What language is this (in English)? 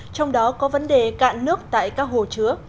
Vietnamese